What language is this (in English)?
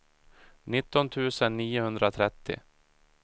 Swedish